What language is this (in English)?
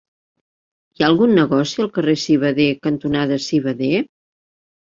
Catalan